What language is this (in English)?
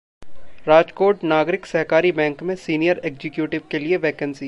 Hindi